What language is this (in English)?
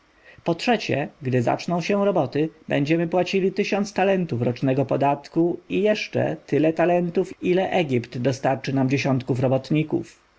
Polish